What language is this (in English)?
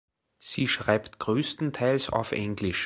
German